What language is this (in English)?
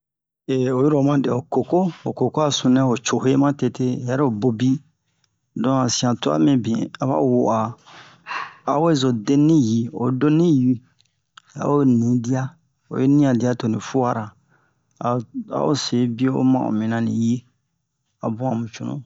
Bomu